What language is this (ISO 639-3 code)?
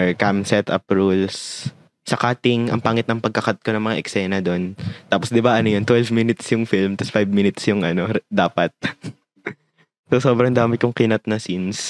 fil